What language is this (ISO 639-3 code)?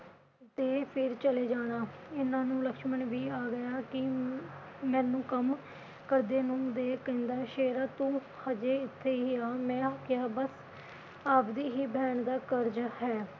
pan